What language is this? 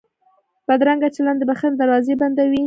Pashto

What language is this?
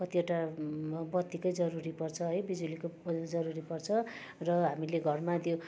Nepali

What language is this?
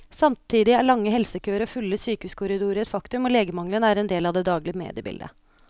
Norwegian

